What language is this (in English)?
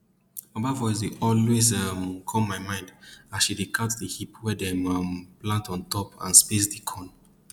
Nigerian Pidgin